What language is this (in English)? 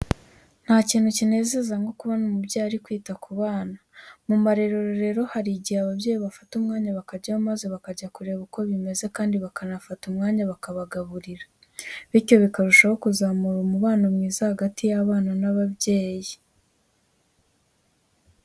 Kinyarwanda